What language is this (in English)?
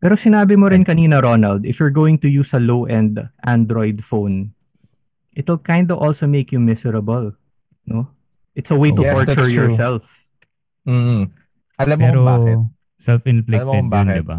Filipino